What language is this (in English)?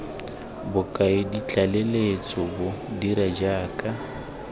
Tswana